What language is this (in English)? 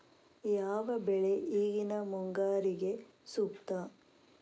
Kannada